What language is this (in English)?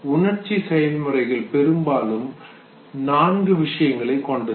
Tamil